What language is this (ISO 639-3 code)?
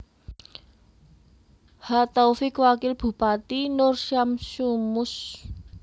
jav